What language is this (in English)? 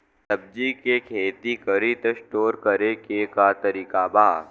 Bhojpuri